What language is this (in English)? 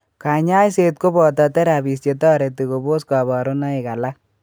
Kalenjin